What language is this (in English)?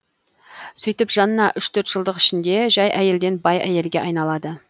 Kazakh